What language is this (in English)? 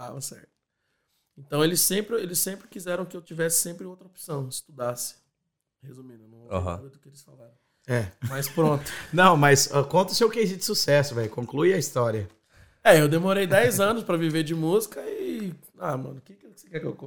Portuguese